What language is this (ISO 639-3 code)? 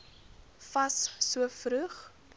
afr